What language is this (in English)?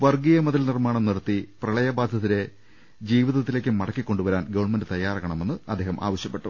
Malayalam